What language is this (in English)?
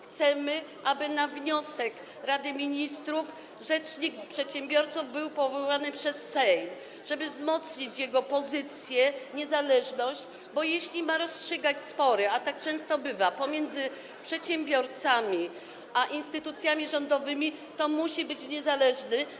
Polish